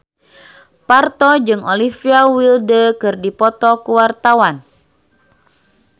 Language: Sundanese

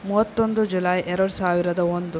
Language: Kannada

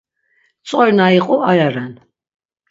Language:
Laz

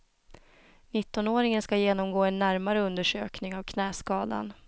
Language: Swedish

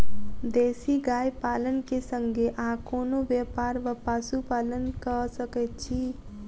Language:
Maithili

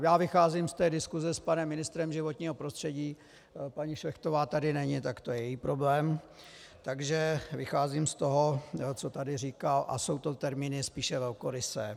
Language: Czech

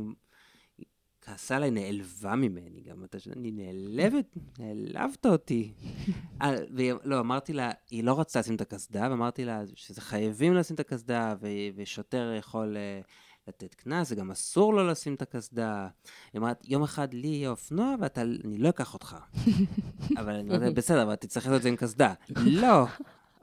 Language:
Hebrew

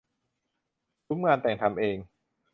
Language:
Thai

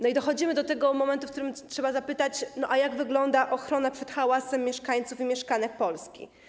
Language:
Polish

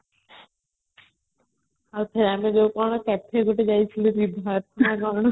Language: Odia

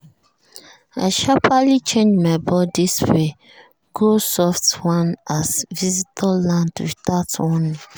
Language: Nigerian Pidgin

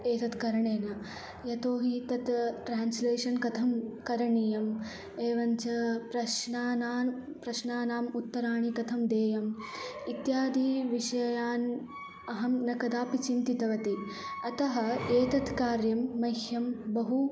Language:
Sanskrit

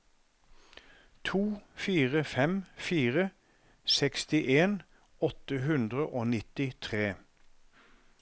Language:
Norwegian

